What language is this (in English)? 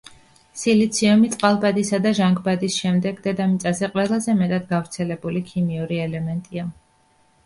Georgian